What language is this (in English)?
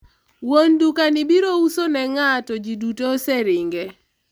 Luo (Kenya and Tanzania)